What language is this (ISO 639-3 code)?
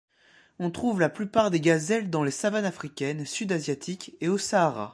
fra